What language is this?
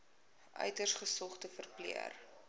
Afrikaans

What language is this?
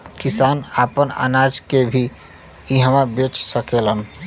Bhojpuri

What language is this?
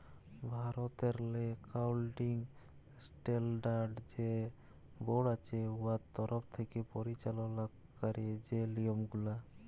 Bangla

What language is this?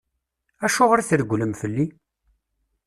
Kabyle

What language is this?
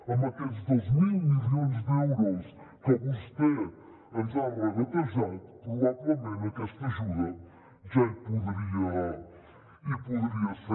Catalan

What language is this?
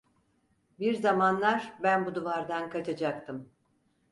Turkish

